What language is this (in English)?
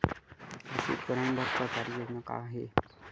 Chhattisgarhi